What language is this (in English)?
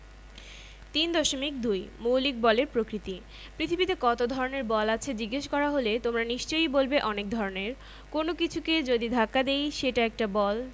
Bangla